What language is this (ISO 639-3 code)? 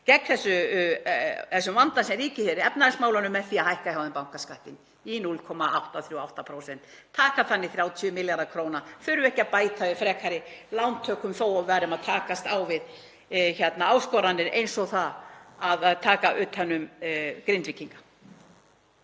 isl